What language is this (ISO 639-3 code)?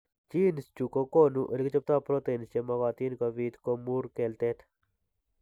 kln